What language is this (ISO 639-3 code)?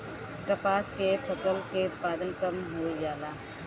bho